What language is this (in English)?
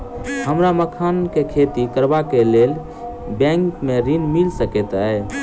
Maithili